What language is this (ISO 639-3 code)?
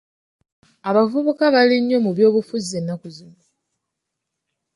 lug